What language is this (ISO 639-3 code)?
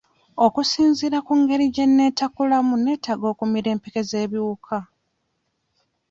lug